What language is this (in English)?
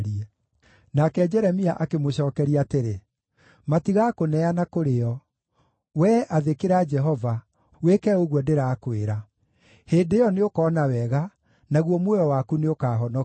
Kikuyu